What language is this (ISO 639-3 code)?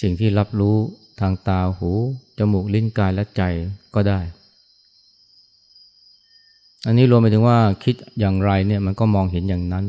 tha